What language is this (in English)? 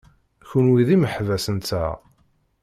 Kabyle